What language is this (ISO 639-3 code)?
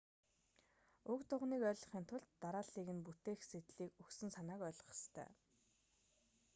mon